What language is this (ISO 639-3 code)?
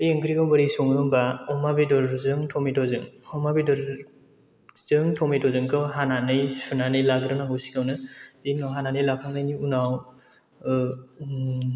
brx